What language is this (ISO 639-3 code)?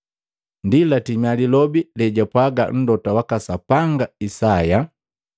mgv